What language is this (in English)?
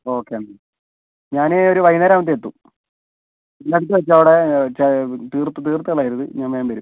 Malayalam